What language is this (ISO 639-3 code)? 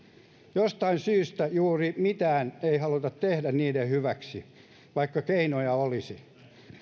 fin